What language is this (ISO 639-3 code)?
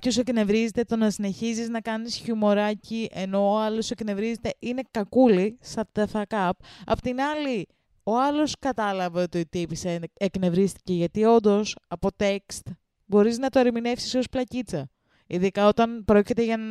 ell